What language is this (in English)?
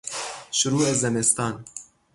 Persian